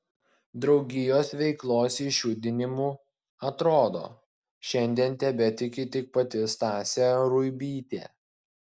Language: Lithuanian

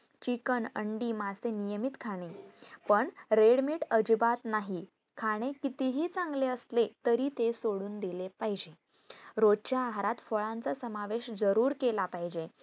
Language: Marathi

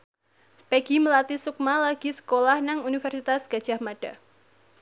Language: Javanese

